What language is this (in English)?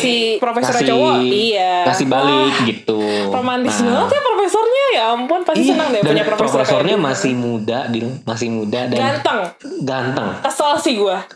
Indonesian